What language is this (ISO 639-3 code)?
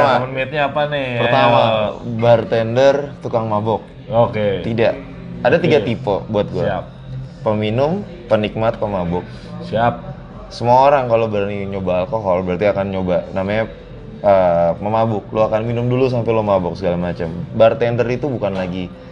ind